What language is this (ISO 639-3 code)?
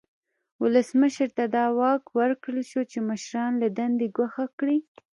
pus